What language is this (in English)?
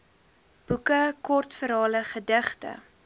Afrikaans